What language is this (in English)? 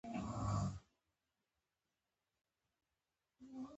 Pashto